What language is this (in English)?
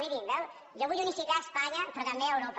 Catalan